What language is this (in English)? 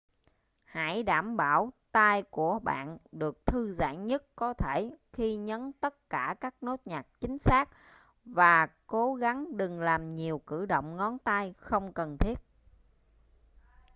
Vietnamese